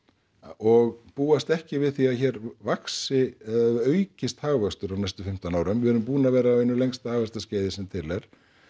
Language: Icelandic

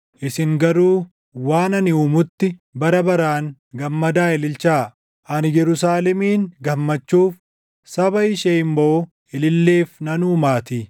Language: Oromo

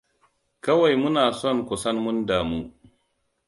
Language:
Hausa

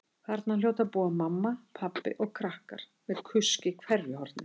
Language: Icelandic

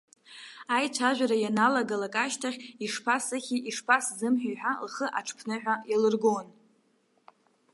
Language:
Abkhazian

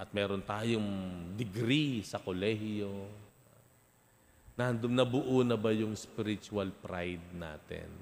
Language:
Filipino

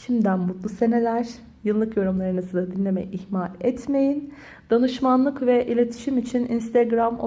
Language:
Turkish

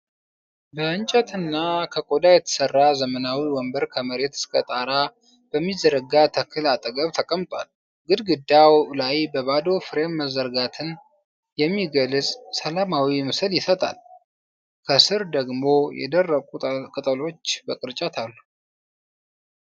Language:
Amharic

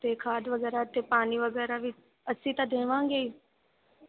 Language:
Punjabi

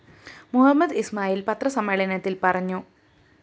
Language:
Malayalam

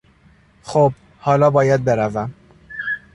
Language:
Persian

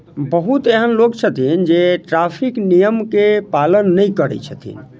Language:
Maithili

